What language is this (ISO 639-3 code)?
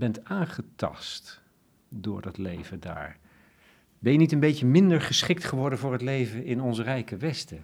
nld